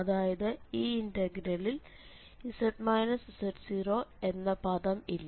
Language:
Malayalam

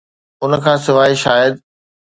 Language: Sindhi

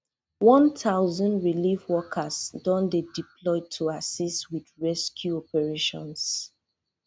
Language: Nigerian Pidgin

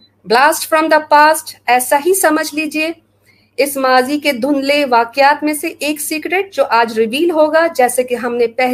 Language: Urdu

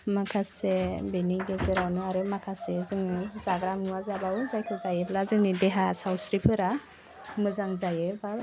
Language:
Bodo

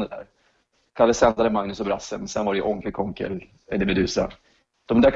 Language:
Swedish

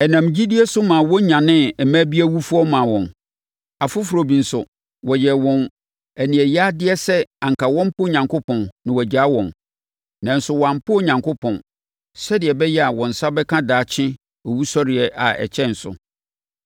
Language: Akan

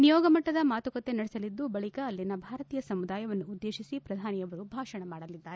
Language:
Kannada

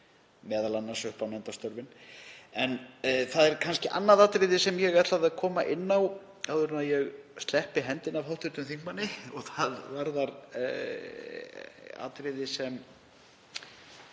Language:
Icelandic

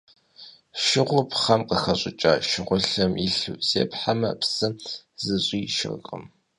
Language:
Kabardian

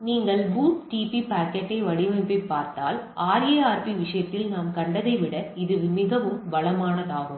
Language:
Tamil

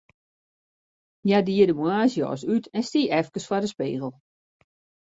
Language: Western Frisian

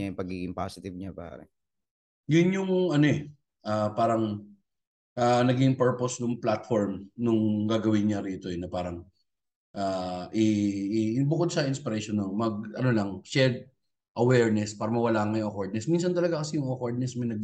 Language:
Filipino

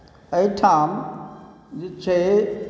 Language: Maithili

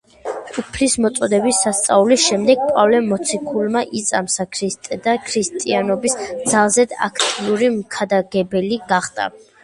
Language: Georgian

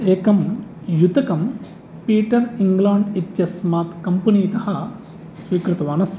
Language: Sanskrit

